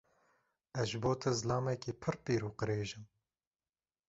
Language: Kurdish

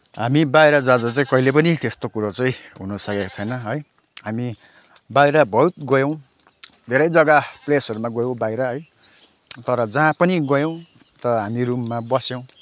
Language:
Nepali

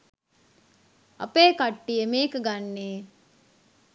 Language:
Sinhala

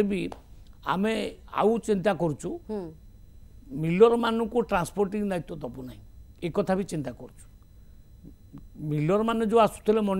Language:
Hindi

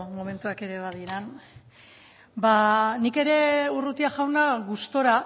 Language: Basque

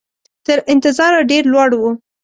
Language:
Pashto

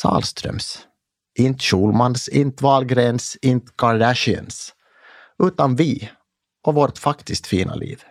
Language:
Swedish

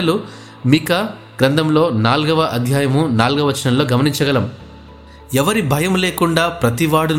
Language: Telugu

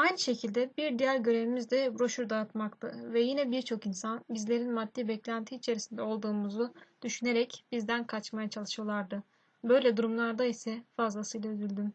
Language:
Turkish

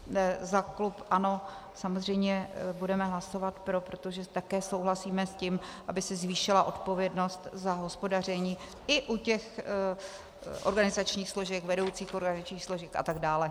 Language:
Czech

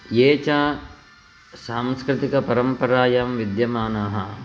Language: Sanskrit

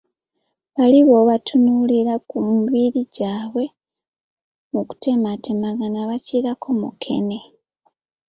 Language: Ganda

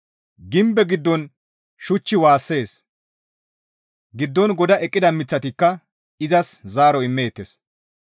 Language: Gamo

